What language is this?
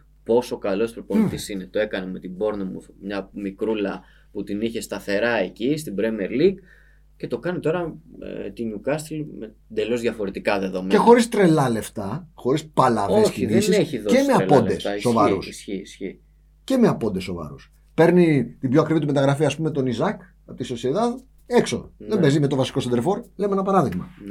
Greek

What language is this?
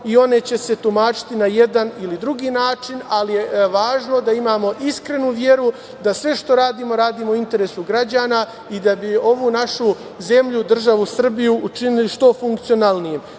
Serbian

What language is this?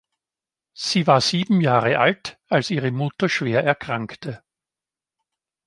German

